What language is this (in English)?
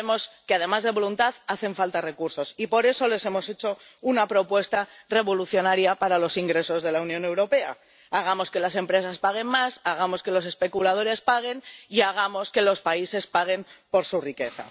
Spanish